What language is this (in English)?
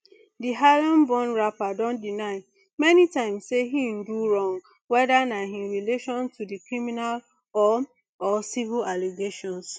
Nigerian Pidgin